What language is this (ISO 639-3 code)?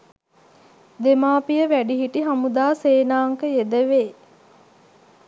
sin